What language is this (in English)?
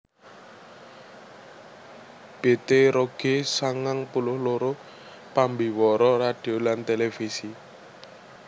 Javanese